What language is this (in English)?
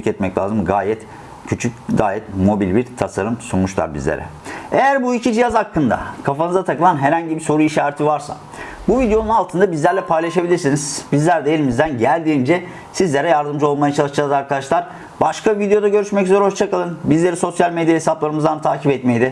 Turkish